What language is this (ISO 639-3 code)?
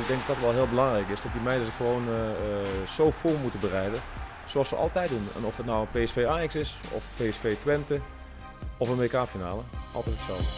nld